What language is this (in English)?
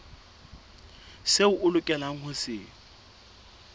Southern Sotho